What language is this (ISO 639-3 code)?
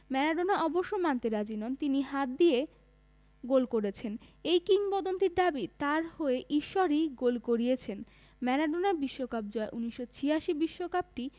ben